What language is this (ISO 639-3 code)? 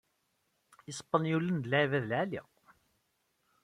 kab